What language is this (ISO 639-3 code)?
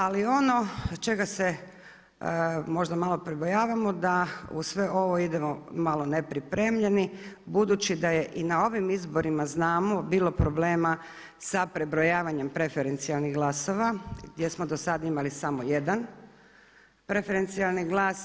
hrv